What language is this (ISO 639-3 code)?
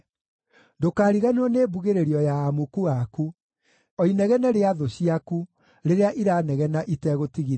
kik